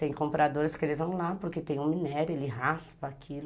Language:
Portuguese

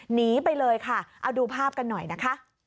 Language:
Thai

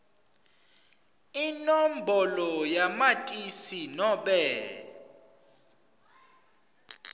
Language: Swati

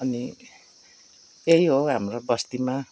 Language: Nepali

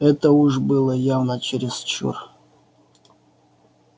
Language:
Russian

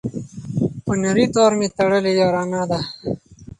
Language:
Pashto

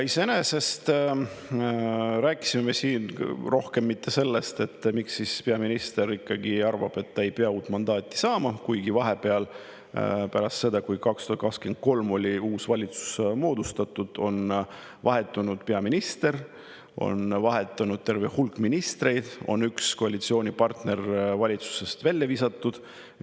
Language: Estonian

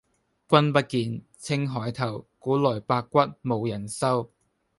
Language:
Cantonese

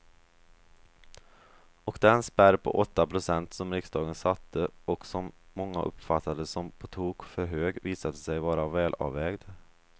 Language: Swedish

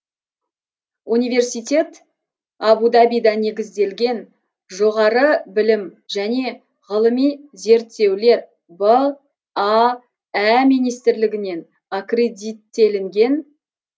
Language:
Kazakh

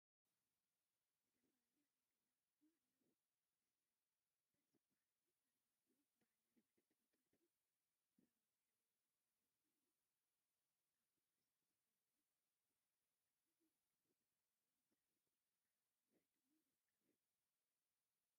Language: Tigrinya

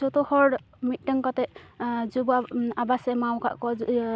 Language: Santali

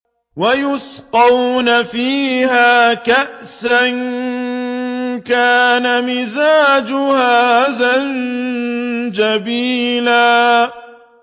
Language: Arabic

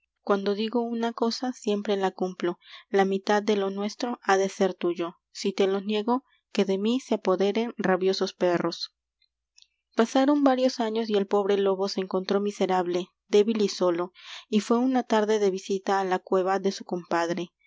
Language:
Spanish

